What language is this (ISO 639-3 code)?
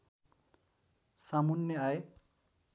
nep